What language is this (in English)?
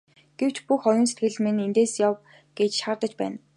Mongolian